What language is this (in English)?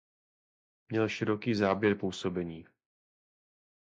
Czech